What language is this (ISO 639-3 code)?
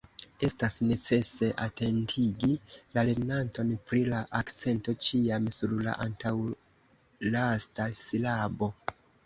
epo